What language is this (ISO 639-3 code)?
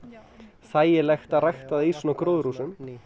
isl